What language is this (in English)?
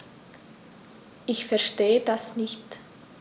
German